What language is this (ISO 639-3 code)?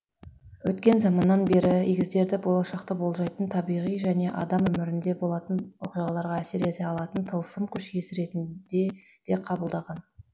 kaz